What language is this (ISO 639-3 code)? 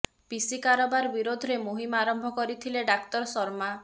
ori